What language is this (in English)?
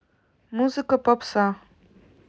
Russian